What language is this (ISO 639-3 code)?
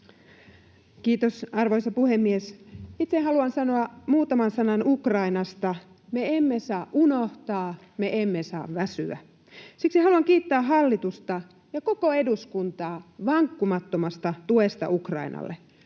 fin